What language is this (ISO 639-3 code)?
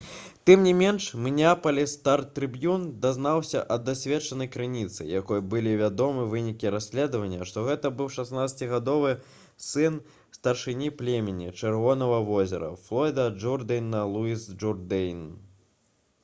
bel